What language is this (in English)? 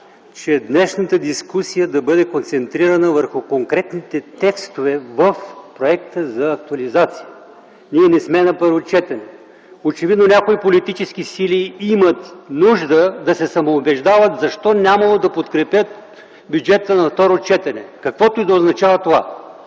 Bulgarian